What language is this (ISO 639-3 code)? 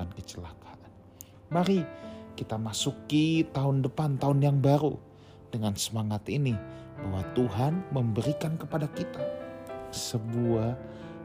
ind